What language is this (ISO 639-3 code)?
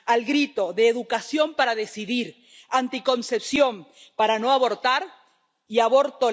spa